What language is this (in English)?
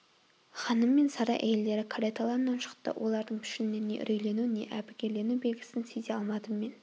Kazakh